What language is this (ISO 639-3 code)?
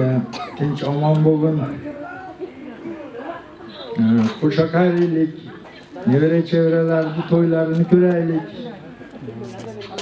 ara